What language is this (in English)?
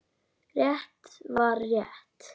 Icelandic